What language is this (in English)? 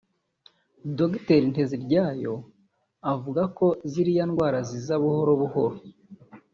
Kinyarwanda